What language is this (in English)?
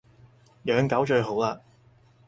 Cantonese